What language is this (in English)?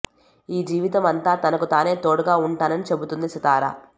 Telugu